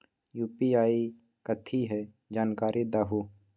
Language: Magahi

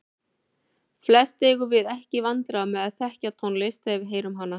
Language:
Icelandic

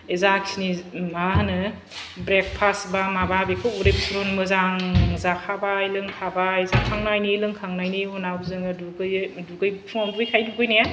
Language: Bodo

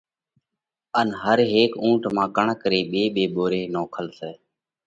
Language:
Parkari Koli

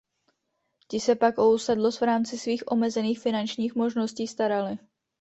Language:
Czech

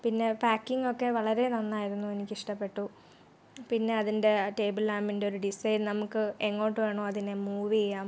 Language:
Malayalam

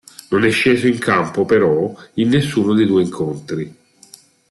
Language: Italian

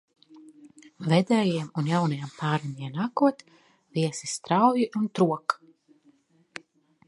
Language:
Latvian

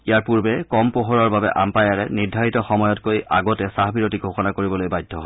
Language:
Assamese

